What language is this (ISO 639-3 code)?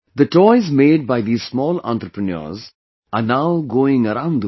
eng